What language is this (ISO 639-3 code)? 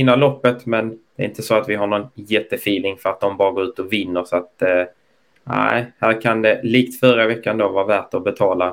swe